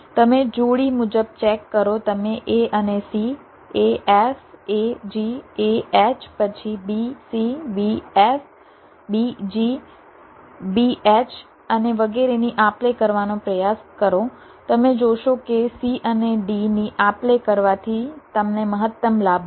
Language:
Gujarati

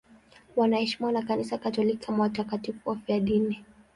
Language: Swahili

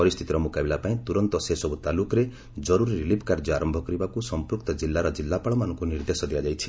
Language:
Odia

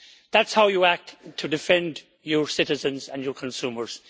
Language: English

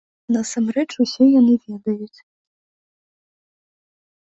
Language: Belarusian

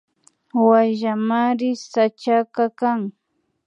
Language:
Imbabura Highland Quichua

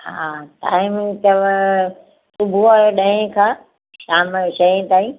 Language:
Sindhi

